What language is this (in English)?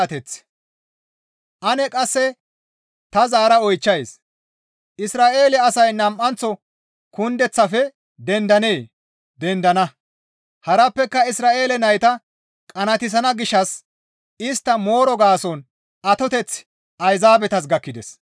Gamo